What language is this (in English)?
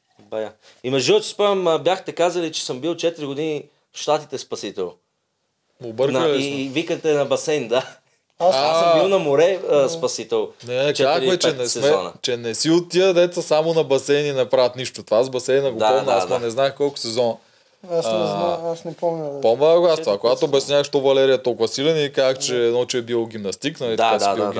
Bulgarian